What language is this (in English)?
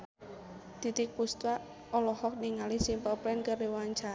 Sundanese